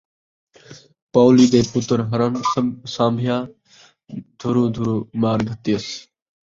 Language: Saraiki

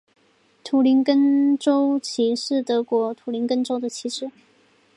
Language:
Chinese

